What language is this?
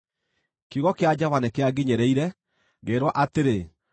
Kikuyu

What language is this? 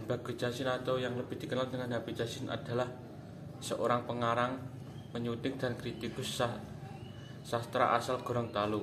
Indonesian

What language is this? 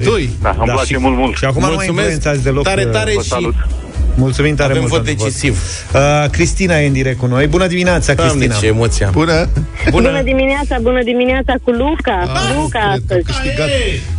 Romanian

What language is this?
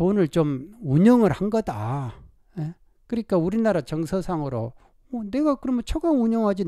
Korean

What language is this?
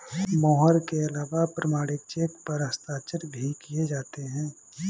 Hindi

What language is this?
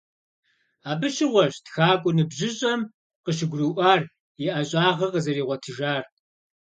Kabardian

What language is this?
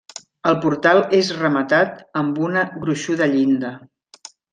Catalan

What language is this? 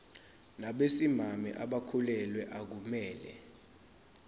Zulu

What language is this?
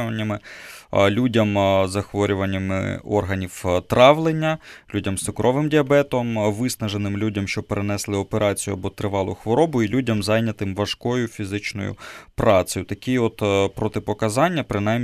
Ukrainian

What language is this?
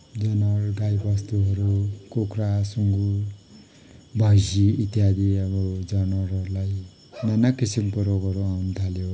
Nepali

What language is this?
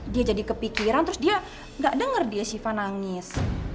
Indonesian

